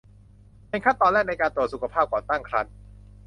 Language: Thai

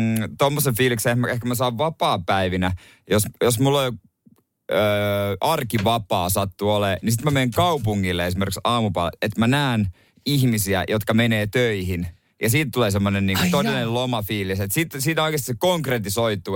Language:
Finnish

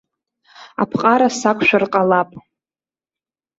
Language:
Abkhazian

